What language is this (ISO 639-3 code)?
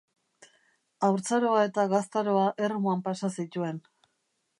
eus